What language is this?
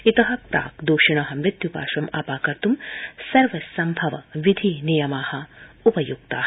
Sanskrit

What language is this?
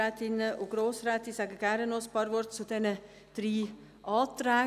Swiss German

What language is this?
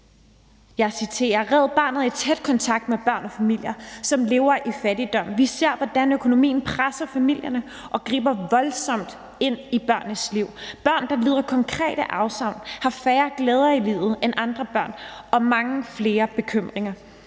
Danish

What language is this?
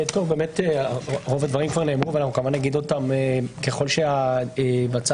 Hebrew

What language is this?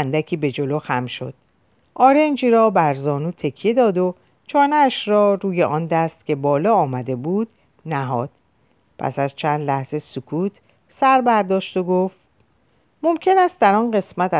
Persian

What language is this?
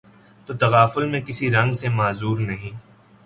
Urdu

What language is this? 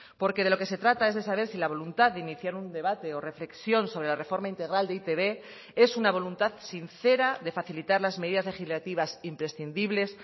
Spanish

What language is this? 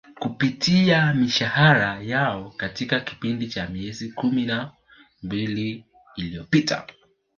Swahili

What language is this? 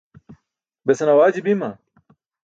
Burushaski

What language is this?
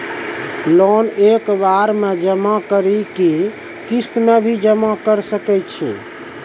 Maithili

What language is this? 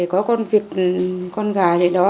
Vietnamese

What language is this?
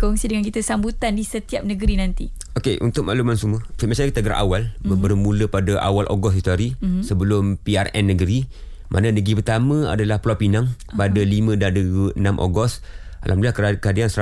Malay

